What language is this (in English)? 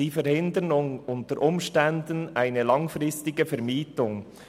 Swiss German